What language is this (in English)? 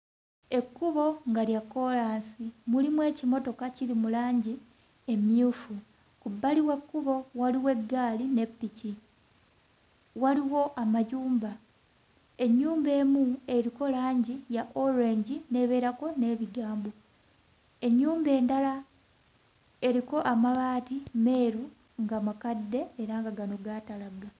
Ganda